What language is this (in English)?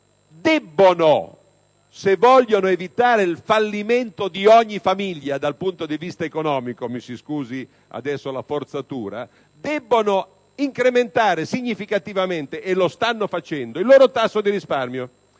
Italian